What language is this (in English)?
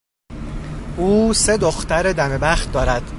Persian